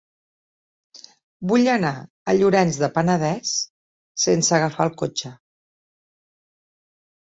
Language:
Catalan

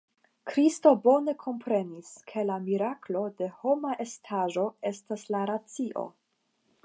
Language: Esperanto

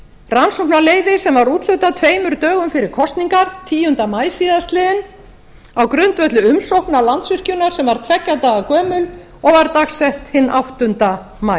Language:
Icelandic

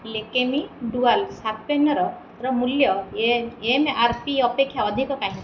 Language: Odia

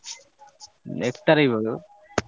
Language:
Odia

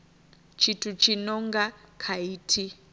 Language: Venda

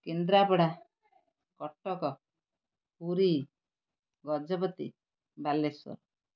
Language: Odia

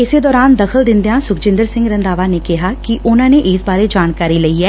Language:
Punjabi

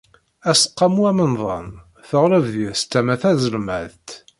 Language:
Kabyle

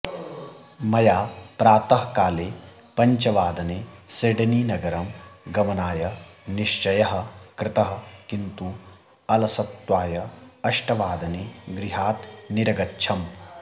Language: Sanskrit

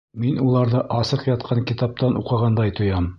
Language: Bashkir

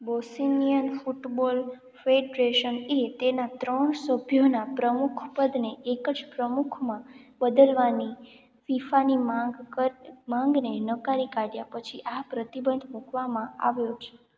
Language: Gujarati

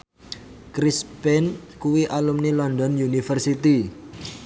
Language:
Javanese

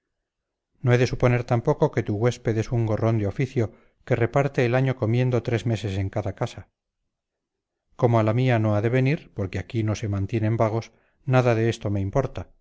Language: Spanish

